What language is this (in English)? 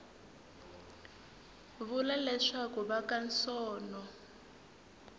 Tsonga